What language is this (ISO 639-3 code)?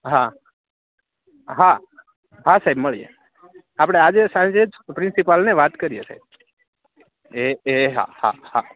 guj